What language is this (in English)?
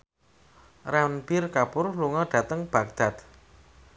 Javanese